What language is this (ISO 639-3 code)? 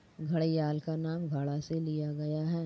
hin